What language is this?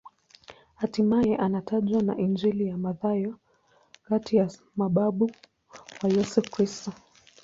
Swahili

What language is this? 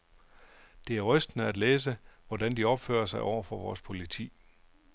Danish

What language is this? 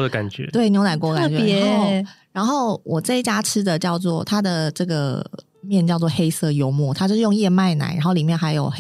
Chinese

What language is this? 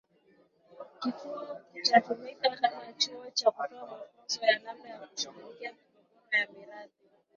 Swahili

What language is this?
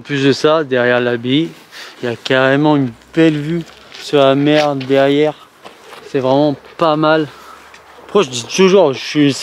French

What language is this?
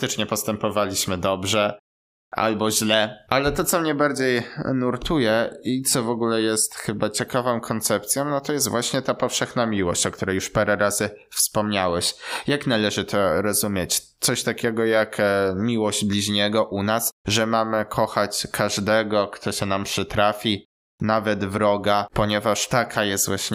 Polish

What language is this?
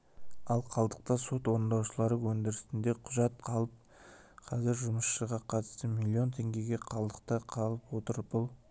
Kazakh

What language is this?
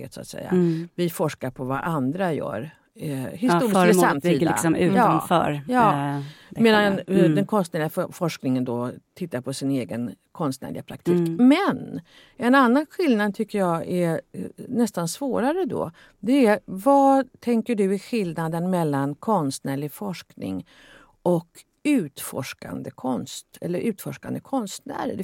Swedish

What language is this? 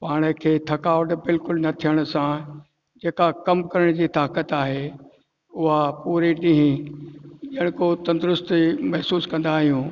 Sindhi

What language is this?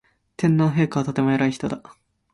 Japanese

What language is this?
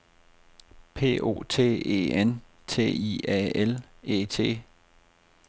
Danish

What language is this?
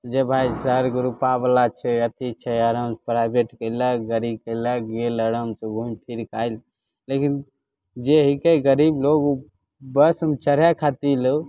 Maithili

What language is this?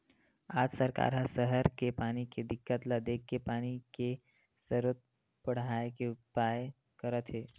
Chhattisgarhi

